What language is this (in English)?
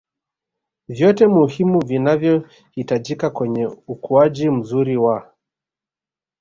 Swahili